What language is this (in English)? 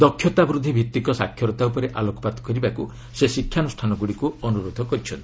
Odia